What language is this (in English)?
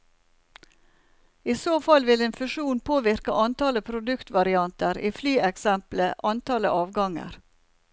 Norwegian